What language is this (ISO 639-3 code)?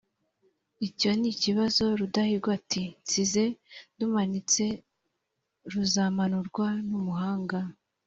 kin